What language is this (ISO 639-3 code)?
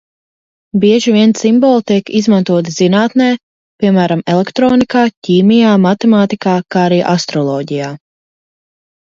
lav